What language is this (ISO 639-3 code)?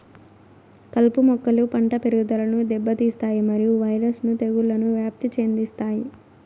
tel